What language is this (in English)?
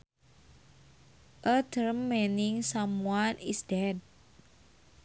Sundanese